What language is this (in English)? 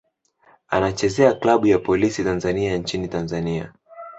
Swahili